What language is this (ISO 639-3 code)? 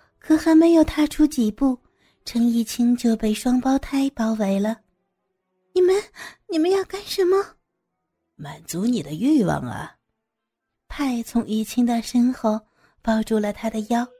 zho